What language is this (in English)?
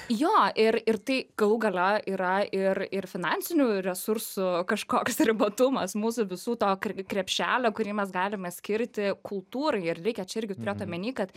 Lithuanian